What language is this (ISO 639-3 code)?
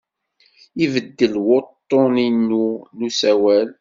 kab